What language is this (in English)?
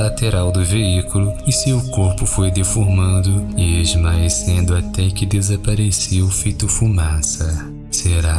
Portuguese